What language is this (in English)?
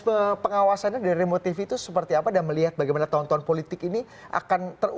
Indonesian